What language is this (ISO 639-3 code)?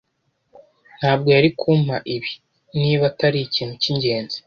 kin